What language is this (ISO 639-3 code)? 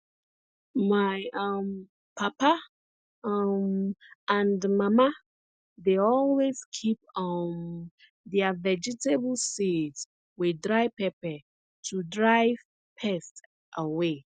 pcm